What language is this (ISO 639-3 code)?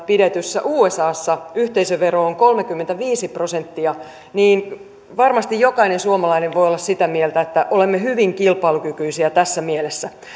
fin